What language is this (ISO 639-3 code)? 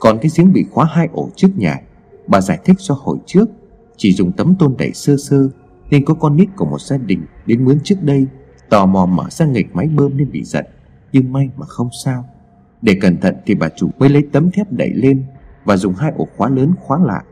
vie